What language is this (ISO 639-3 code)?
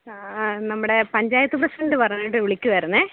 mal